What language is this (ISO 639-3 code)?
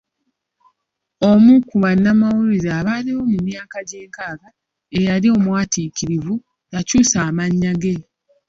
lug